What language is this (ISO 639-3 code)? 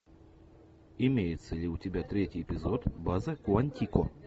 rus